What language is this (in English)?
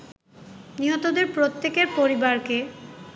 Bangla